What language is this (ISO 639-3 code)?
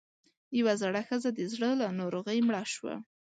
pus